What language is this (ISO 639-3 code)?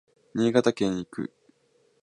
jpn